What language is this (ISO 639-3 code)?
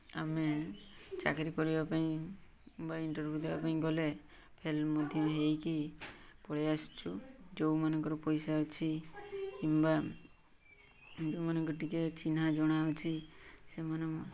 ori